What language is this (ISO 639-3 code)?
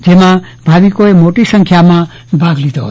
guj